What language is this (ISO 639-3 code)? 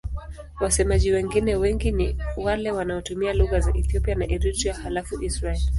swa